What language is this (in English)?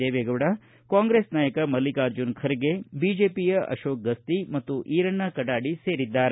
Kannada